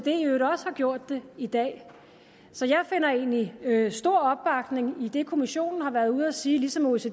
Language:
Danish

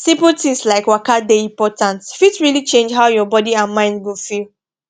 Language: Nigerian Pidgin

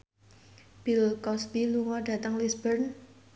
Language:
Javanese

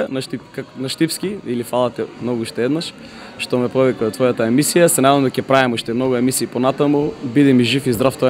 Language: Bulgarian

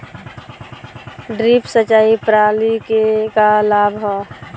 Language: Bhojpuri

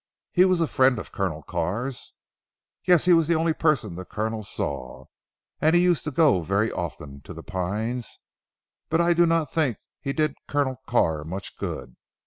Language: English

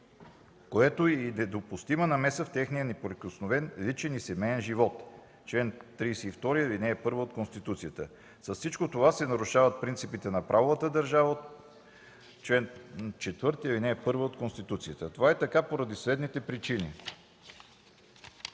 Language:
Bulgarian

